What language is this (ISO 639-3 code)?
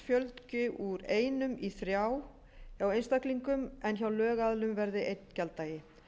isl